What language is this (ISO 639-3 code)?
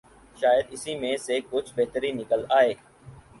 urd